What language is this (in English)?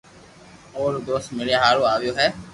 Loarki